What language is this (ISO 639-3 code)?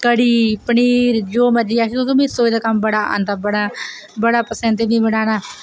doi